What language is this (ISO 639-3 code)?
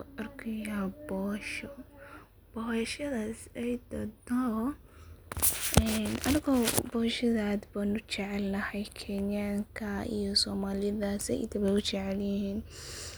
som